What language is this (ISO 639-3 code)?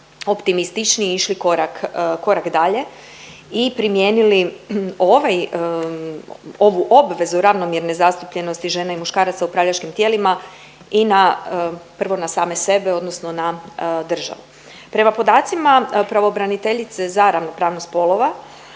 hrv